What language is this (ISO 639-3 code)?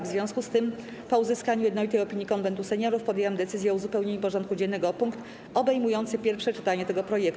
pol